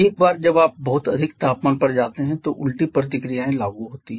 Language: Hindi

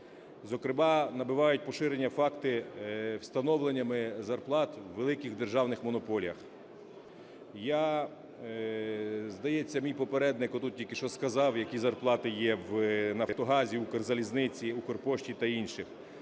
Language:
Ukrainian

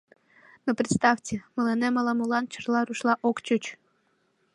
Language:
Mari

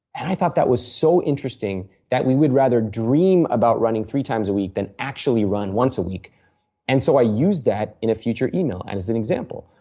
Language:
English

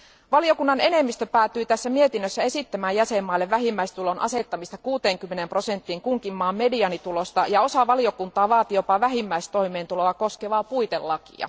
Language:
Finnish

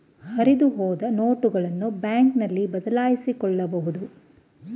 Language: Kannada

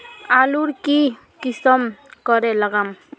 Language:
Magahi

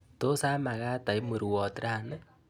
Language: Kalenjin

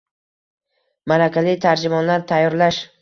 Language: Uzbek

